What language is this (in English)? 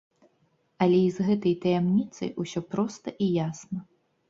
Belarusian